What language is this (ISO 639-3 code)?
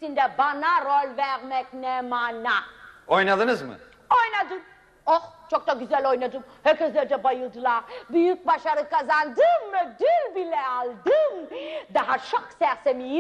tur